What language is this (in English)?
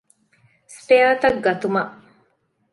Divehi